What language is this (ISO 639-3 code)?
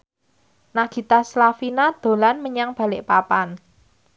jav